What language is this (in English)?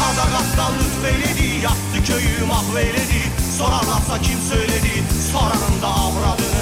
Turkish